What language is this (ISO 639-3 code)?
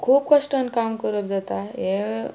kok